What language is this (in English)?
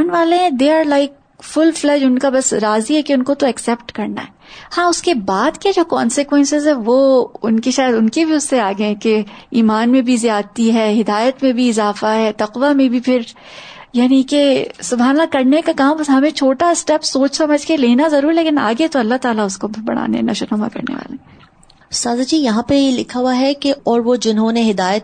Urdu